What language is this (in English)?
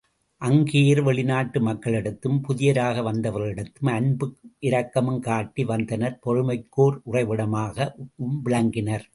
Tamil